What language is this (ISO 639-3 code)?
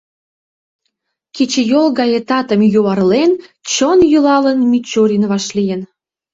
chm